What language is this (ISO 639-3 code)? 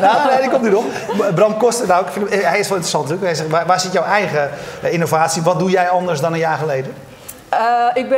nld